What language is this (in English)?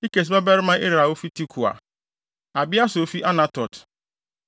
Akan